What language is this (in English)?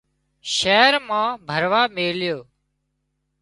Wadiyara Koli